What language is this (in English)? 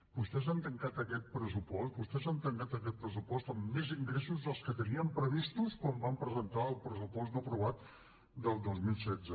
Catalan